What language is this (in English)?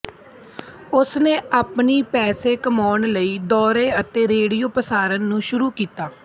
Punjabi